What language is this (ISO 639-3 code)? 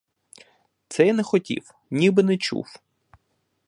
ukr